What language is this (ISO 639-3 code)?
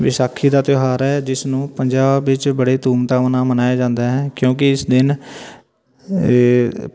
pan